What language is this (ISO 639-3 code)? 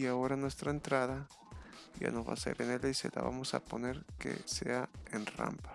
spa